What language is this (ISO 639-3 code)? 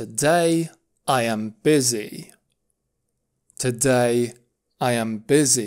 ron